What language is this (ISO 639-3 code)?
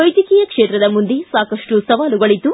kan